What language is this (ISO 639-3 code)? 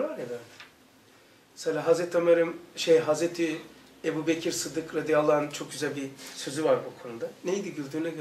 tur